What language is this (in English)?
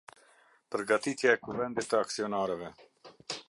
Albanian